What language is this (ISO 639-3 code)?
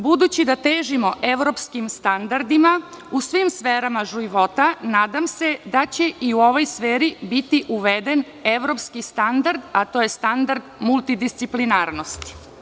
srp